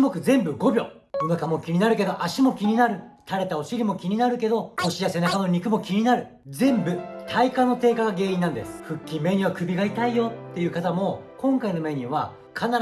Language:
Japanese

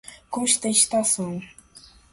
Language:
Portuguese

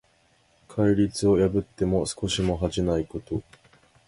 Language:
Japanese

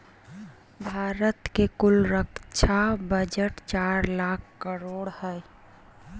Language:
Magahi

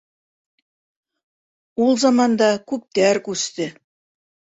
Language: Bashkir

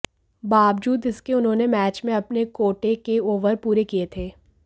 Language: Hindi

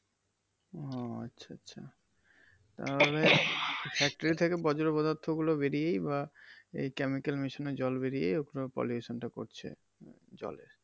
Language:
Bangla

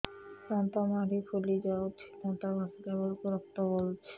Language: Odia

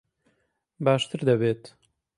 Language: Central Kurdish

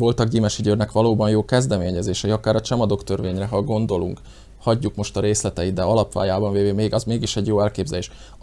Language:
Hungarian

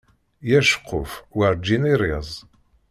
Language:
Kabyle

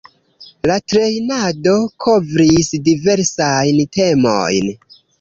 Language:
Esperanto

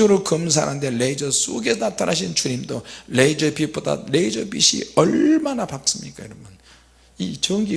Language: Korean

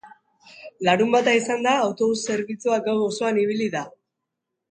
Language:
Basque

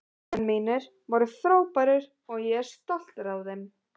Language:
Icelandic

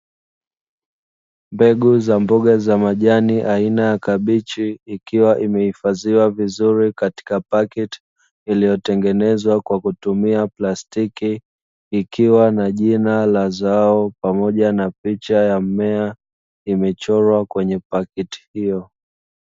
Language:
Swahili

